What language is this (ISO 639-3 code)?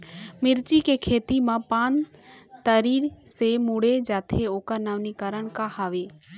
hne